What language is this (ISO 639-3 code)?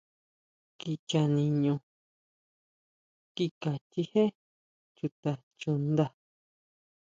mau